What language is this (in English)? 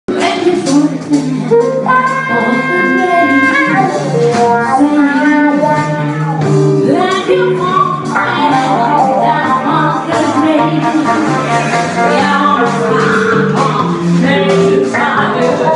Indonesian